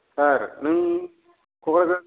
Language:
Bodo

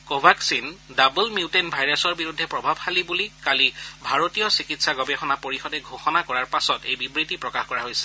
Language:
Assamese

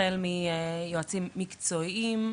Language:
Hebrew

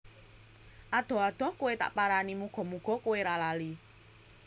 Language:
Javanese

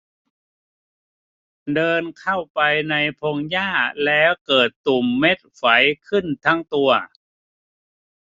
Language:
Thai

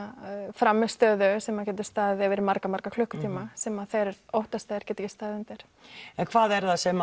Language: Icelandic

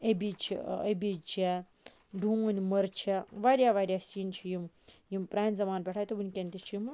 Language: Kashmiri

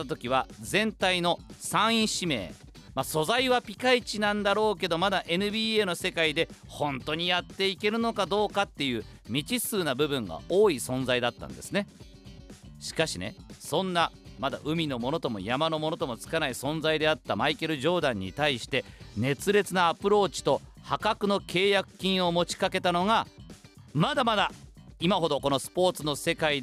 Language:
Japanese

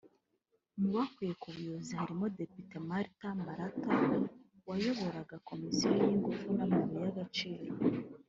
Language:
Kinyarwanda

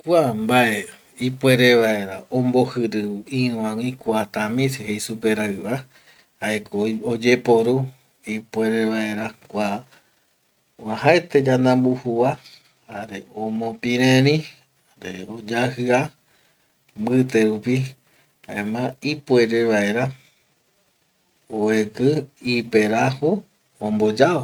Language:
Eastern Bolivian Guaraní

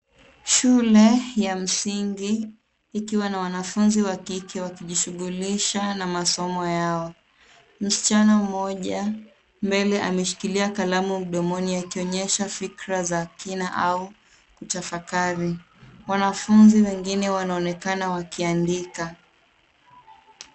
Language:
Swahili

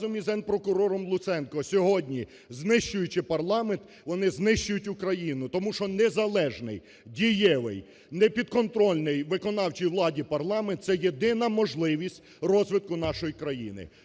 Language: Ukrainian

